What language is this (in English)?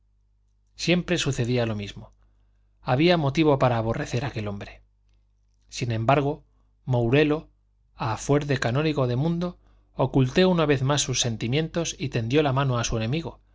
Spanish